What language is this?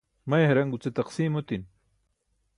Burushaski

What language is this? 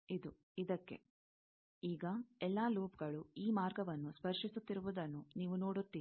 Kannada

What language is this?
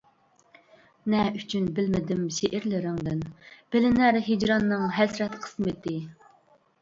Uyghur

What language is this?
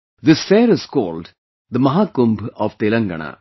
English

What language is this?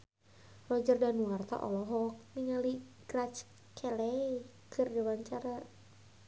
Sundanese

